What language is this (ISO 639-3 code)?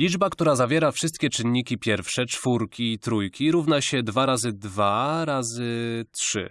pol